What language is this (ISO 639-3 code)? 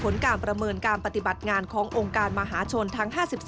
tha